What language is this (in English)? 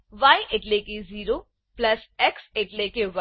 Gujarati